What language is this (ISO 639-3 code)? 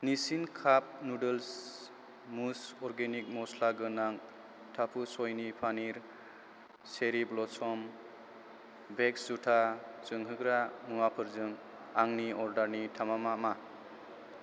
brx